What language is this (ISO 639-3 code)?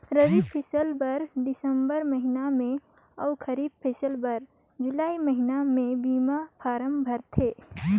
hne